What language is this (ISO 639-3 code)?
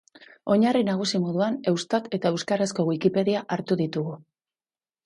eus